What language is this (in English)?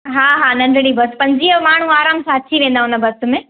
Sindhi